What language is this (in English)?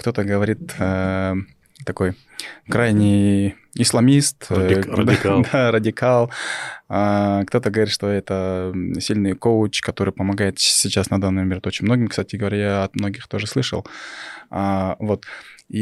Russian